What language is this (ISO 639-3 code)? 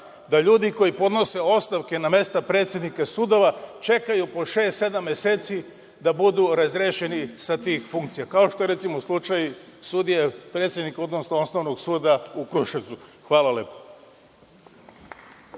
srp